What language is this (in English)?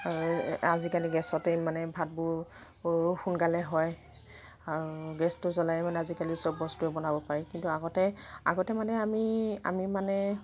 Assamese